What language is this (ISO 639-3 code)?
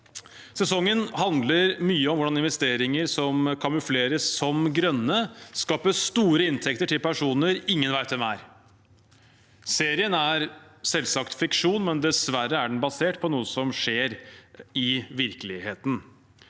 nor